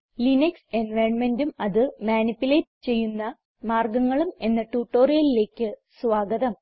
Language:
Malayalam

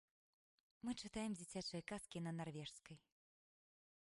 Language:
Belarusian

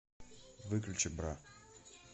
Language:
Russian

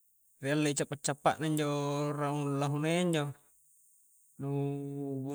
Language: Coastal Konjo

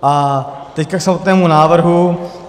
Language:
Czech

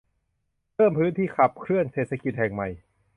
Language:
Thai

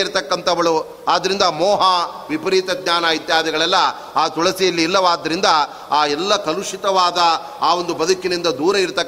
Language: Kannada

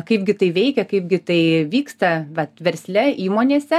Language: Lithuanian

